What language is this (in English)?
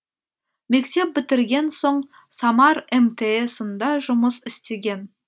Kazakh